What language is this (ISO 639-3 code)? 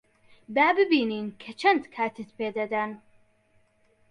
ckb